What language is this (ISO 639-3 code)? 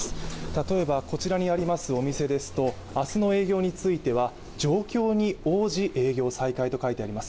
jpn